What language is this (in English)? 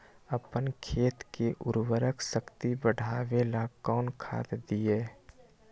Magahi